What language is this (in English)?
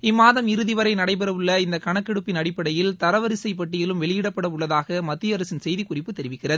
Tamil